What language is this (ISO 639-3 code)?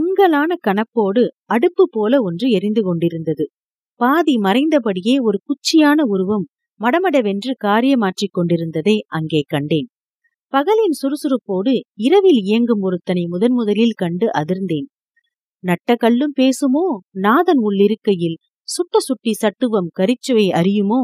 tam